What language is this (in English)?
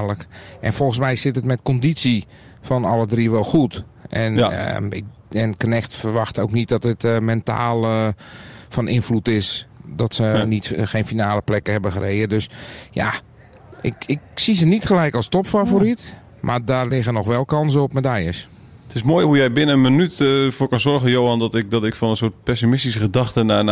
Dutch